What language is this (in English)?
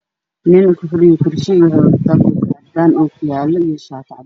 Somali